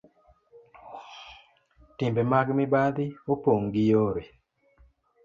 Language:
Luo (Kenya and Tanzania)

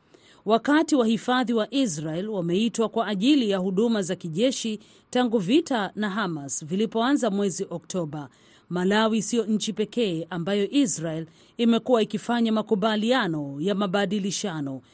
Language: Swahili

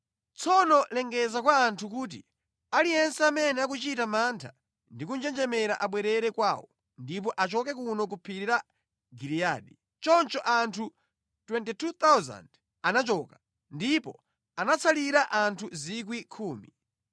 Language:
Nyanja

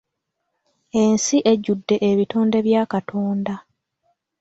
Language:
Ganda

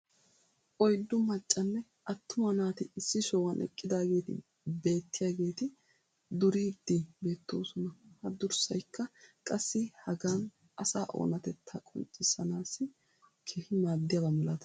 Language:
Wolaytta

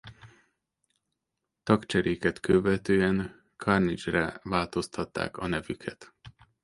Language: Hungarian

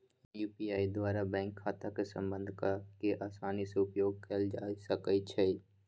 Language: Magahi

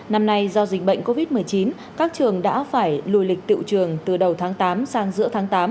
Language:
Vietnamese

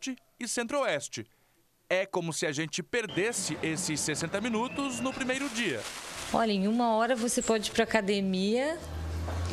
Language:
Portuguese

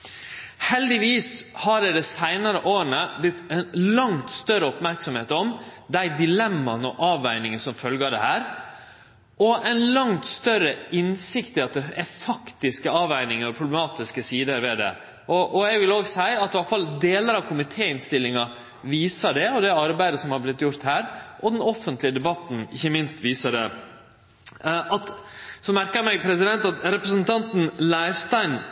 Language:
Norwegian Nynorsk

